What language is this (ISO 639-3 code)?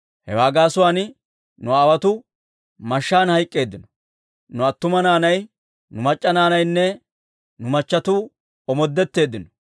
dwr